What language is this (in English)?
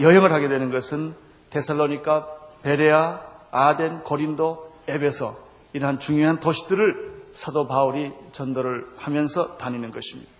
Korean